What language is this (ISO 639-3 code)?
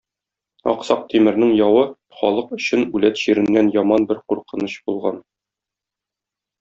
tat